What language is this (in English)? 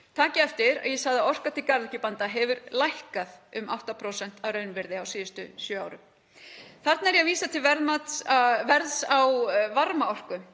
Icelandic